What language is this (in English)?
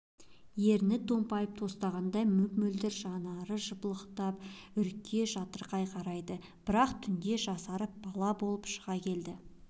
Kazakh